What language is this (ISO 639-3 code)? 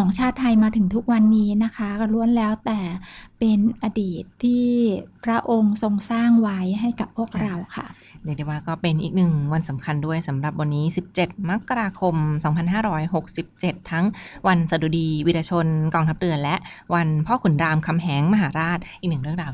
tha